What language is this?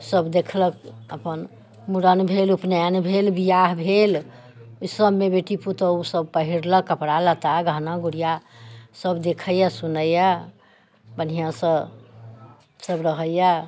Maithili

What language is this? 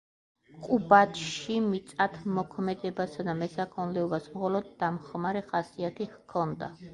Georgian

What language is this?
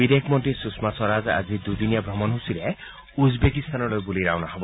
Assamese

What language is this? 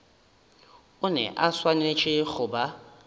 Northern Sotho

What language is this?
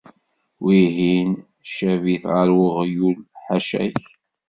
Kabyle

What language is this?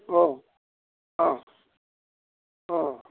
Bodo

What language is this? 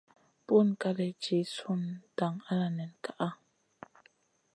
Masana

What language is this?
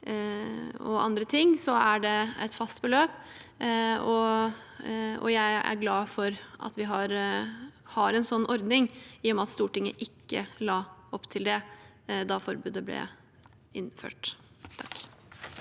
Norwegian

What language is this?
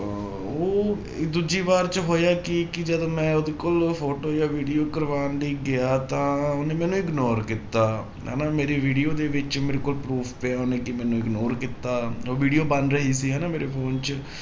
Punjabi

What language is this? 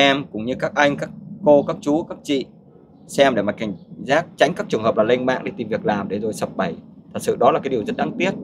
Vietnamese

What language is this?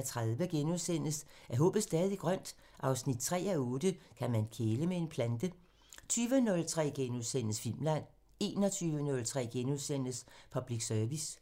Danish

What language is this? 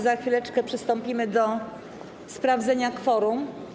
Polish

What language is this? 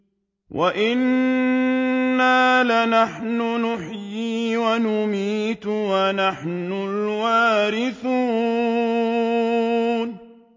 Arabic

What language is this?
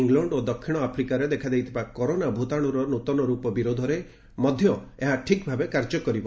Odia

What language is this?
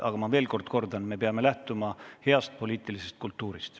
Estonian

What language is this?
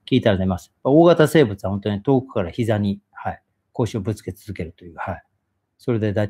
Japanese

